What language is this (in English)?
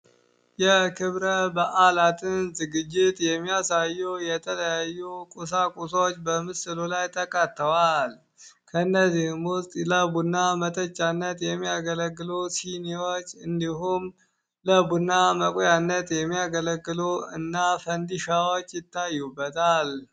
Amharic